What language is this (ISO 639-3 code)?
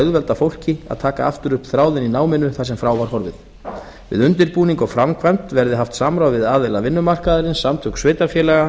isl